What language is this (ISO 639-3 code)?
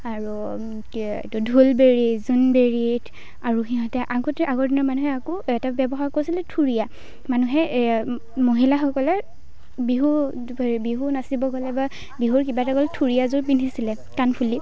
asm